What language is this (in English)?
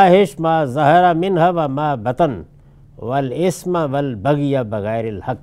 Urdu